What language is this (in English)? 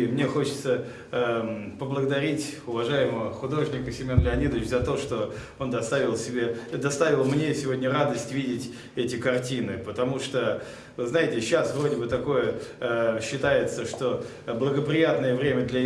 Russian